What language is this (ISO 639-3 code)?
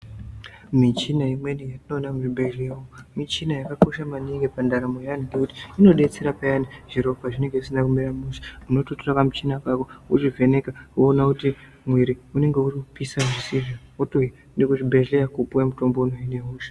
ndc